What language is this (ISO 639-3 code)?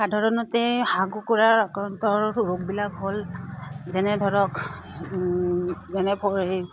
asm